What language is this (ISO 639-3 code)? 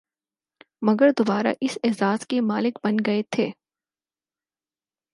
urd